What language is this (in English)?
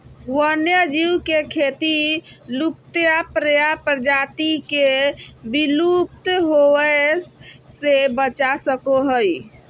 Magahi